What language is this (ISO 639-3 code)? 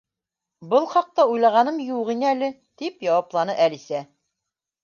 bak